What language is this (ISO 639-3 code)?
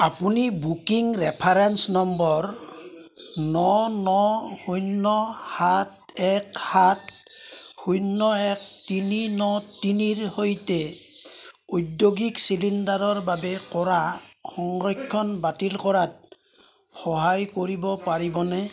asm